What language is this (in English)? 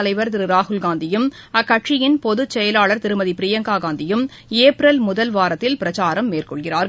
Tamil